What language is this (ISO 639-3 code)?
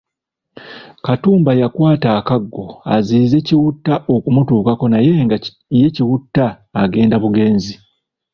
lug